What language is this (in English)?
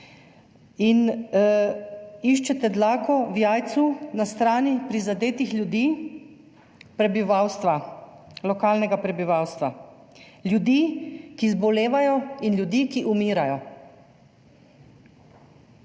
Slovenian